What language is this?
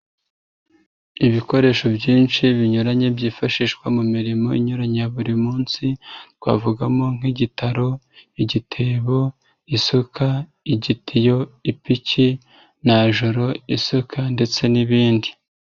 Kinyarwanda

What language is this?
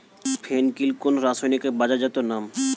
Bangla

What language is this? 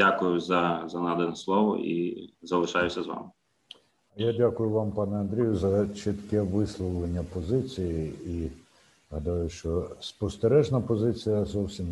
Ukrainian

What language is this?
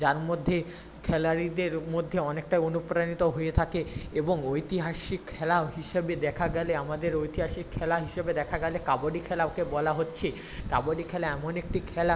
Bangla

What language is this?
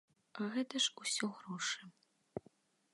Belarusian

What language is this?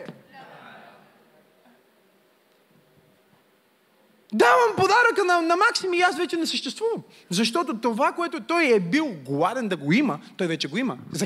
Bulgarian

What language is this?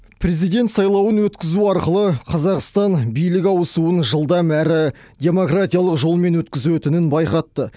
Kazakh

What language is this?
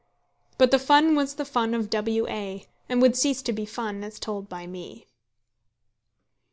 English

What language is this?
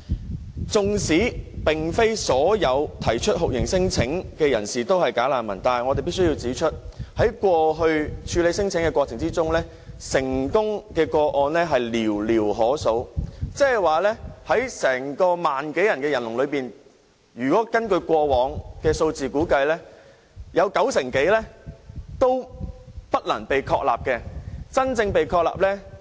Cantonese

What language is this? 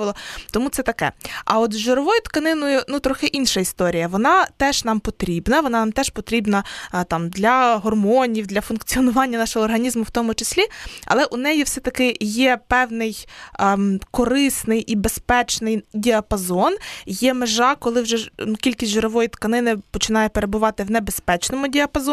Ukrainian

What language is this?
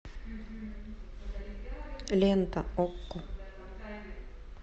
Russian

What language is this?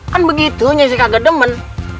Indonesian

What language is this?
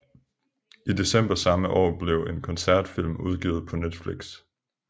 Danish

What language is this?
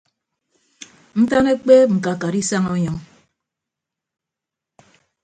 Ibibio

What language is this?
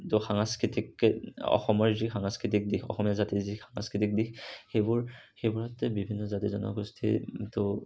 Assamese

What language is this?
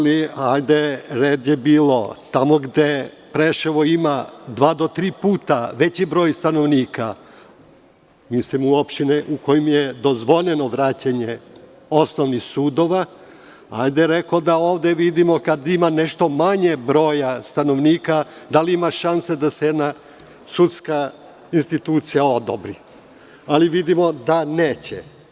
Serbian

